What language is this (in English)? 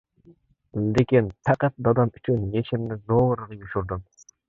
Uyghur